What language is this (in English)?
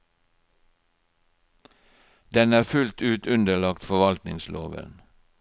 Norwegian